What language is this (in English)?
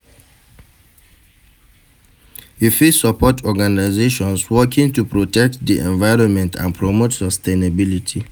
Nigerian Pidgin